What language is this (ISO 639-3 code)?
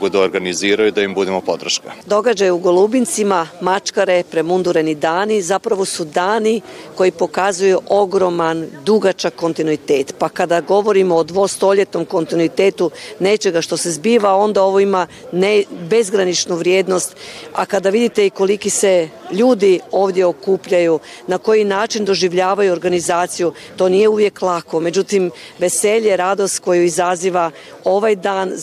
hrv